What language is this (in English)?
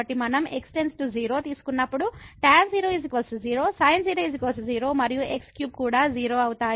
Telugu